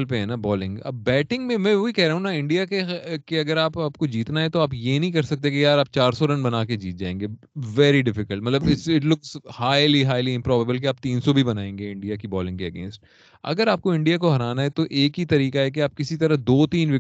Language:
Urdu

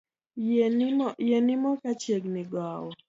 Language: Luo (Kenya and Tanzania)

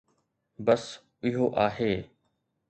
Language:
Sindhi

